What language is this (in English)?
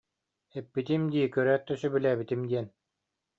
Yakut